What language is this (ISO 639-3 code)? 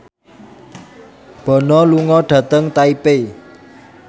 jav